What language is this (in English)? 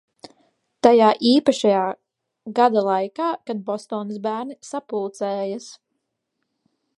Latvian